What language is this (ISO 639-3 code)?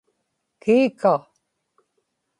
ipk